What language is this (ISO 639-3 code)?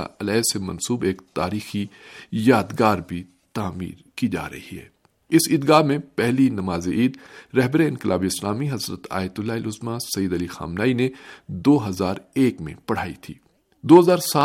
urd